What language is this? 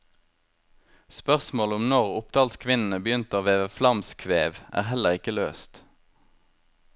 Norwegian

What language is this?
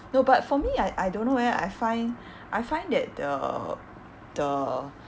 English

